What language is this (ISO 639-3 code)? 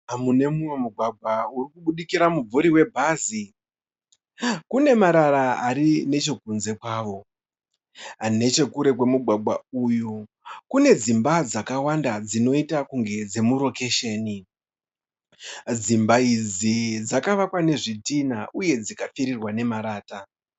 sna